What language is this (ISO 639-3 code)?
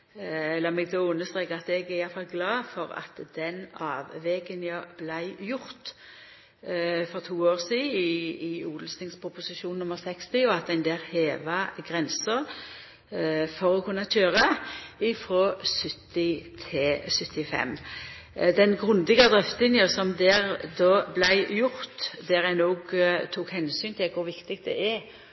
nno